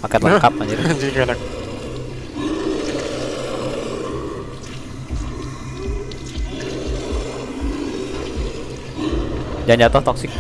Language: Indonesian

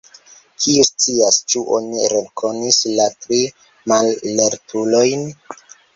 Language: Esperanto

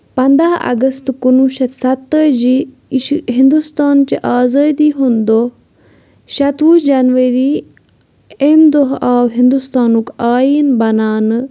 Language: Kashmiri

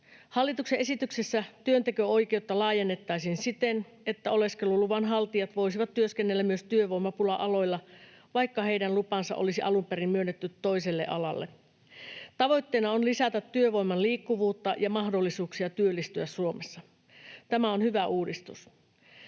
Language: Finnish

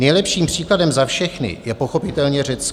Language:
Czech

